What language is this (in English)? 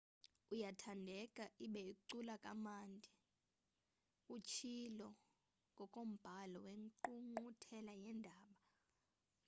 Xhosa